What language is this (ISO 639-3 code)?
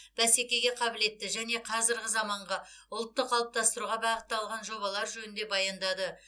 kaz